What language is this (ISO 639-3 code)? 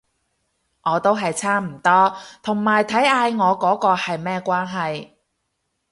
yue